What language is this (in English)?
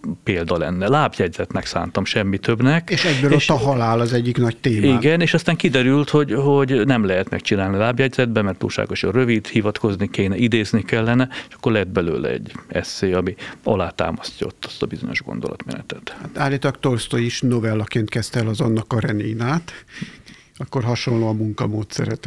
Hungarian